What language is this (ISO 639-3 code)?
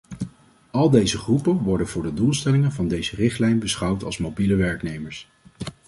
nld